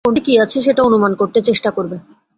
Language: Bangla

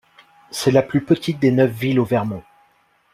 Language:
French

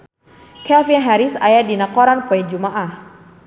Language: Sundanese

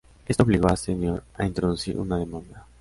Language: Spanish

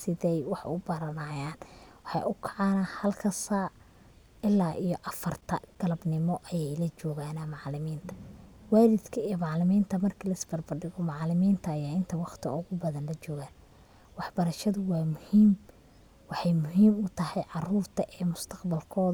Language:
Somali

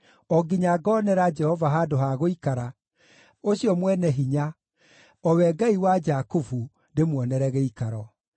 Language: Kikuyu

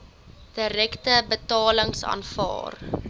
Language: Afrikaans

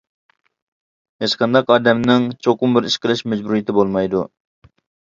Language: Uyghur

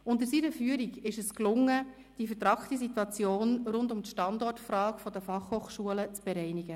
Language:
Swiss German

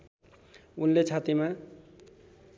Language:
Nepali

